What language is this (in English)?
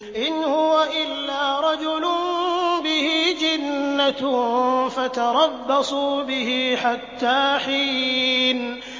Arabic